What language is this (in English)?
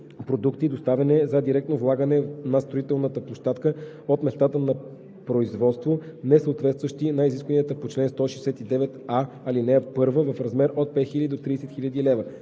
Bulgarian